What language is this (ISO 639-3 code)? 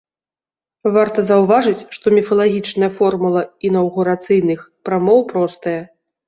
bel